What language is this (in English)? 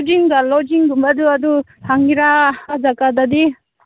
Manipuri